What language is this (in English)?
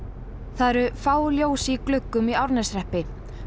Icelandic